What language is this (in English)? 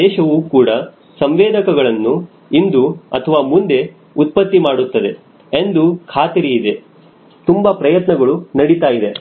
Kannada